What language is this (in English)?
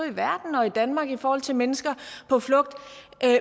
Danish